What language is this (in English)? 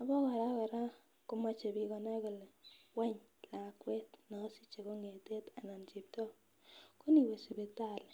Kalenjin